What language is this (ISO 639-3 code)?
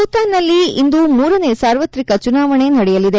kan